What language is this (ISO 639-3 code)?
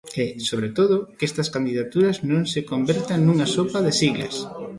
glg